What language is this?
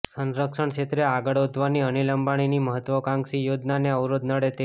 Gujarati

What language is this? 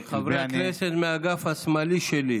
Hebrew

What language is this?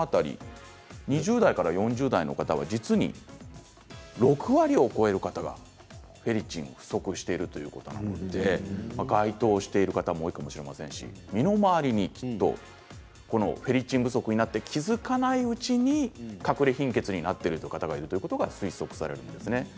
Japanese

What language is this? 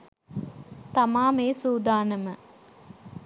Sinhala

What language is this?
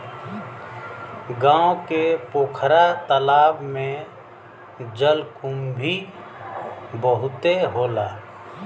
Bhojpuri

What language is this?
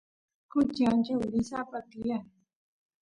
Santiago del Estero Quichua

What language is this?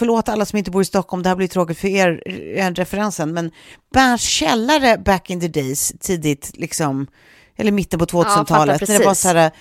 Swedish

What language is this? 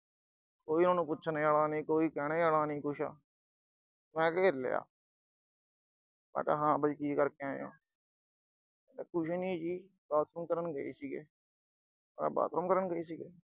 Punjabi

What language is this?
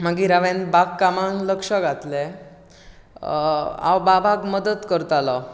Konkani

